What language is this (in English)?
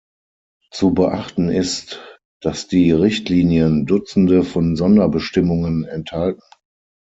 German